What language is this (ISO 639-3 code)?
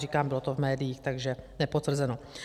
ces